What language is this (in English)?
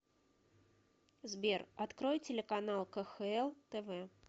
Russian